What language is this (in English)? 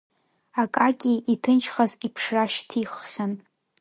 Abkhazian